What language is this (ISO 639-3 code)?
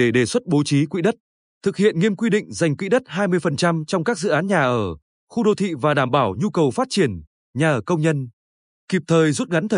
vie